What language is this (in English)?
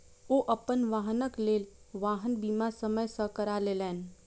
Maithili